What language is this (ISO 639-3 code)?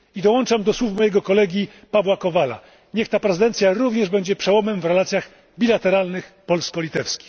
pol